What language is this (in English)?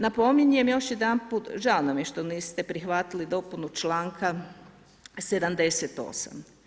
Croatian